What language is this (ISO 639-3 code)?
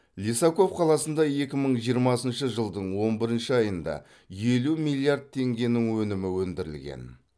kaz